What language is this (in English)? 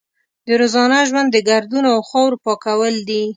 Pashto